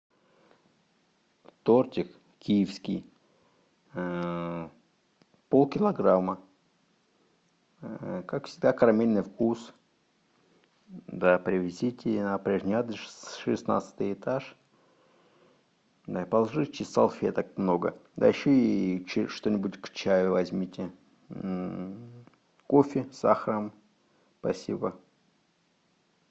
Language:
Russian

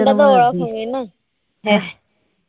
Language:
Bangla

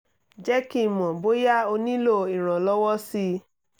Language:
Yoruba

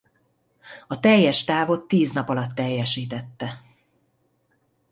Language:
Hungarian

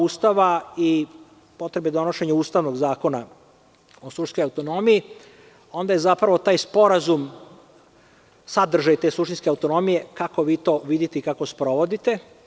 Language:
Serbian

